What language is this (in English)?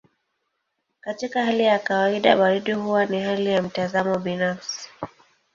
Swahili